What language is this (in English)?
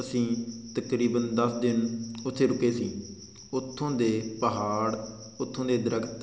Punjabi